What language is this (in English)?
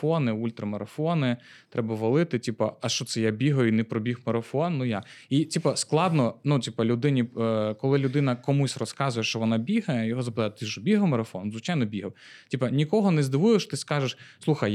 Ukrainian